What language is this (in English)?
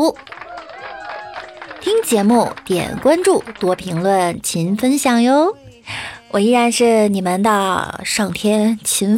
Chinese